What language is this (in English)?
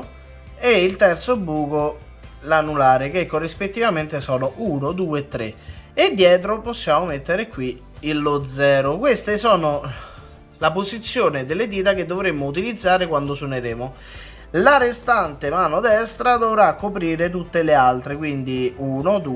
Italian